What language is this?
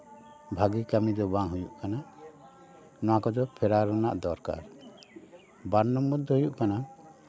Santali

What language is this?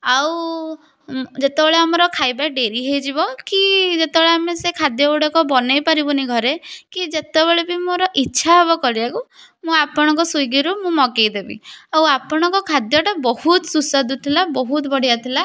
Odia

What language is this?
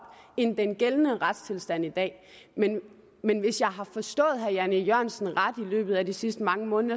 Danish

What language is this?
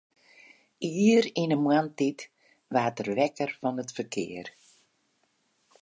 Western Frisian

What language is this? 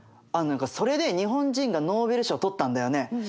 Japanese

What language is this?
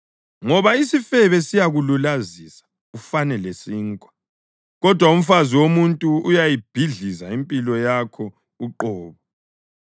North Ndebele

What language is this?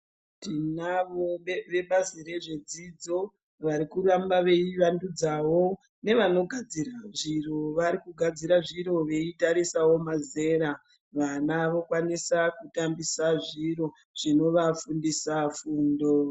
Ndau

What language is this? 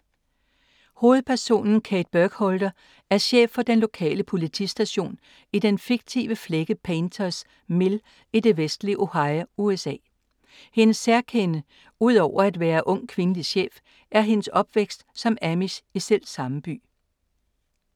Danish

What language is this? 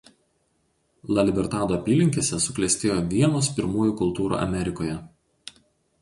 Lithuanian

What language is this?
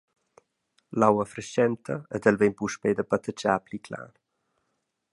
Romansh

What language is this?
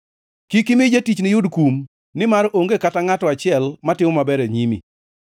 Luo (Kenya and Tanzania)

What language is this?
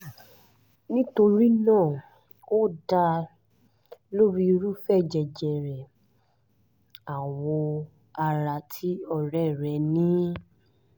Yoruba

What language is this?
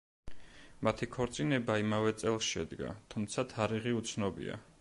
Georgian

